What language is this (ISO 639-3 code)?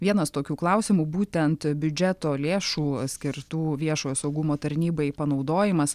lit